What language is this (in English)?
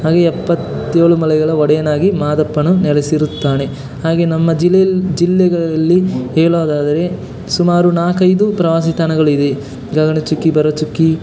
Kannada